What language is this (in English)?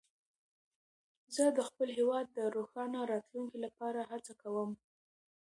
Pashto